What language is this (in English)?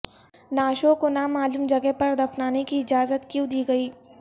Urdu